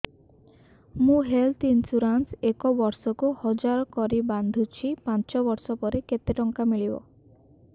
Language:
Odia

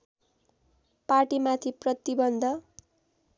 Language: Nepali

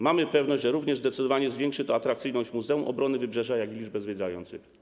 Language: Polish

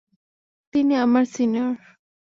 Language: Bangla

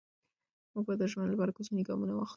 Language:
Pashto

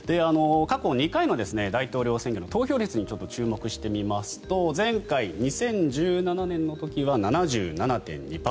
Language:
Japanese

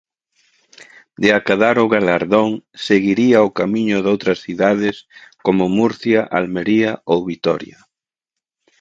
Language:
Galician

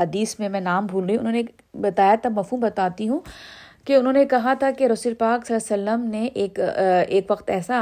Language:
Urdu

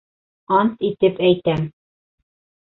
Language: Bashkir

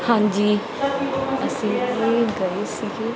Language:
Punjabi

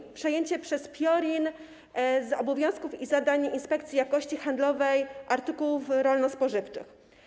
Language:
Polish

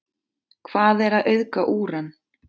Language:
Icelandic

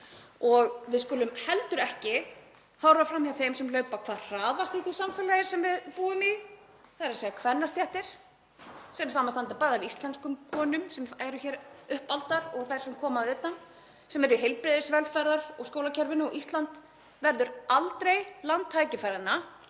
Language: Icelandic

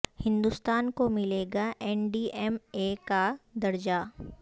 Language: Urdu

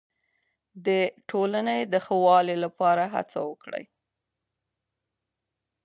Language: Pashto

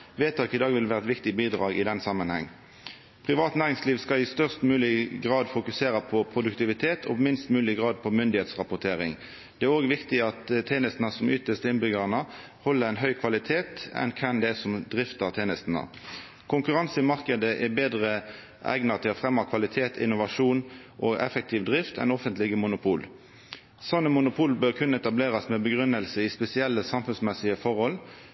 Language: Norwegian Nynorsk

